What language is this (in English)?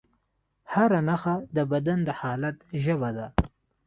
Pashto